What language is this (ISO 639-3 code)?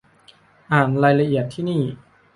tha